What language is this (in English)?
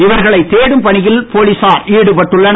Tamil